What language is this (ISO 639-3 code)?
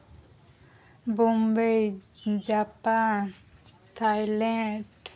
sat